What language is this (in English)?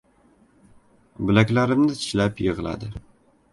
Uzbek